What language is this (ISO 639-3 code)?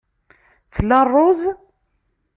kab